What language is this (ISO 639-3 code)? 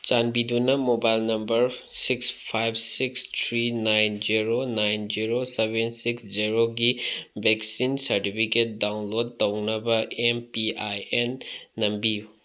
mni